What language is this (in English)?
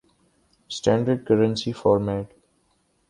Urdu